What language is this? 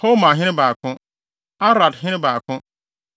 Akan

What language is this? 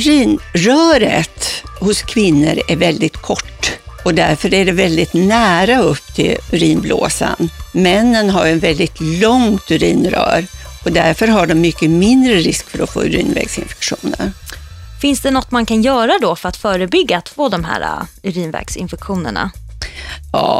Swedish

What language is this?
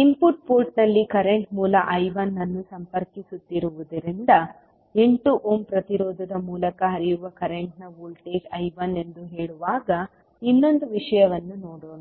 Kannada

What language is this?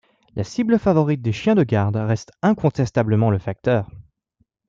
French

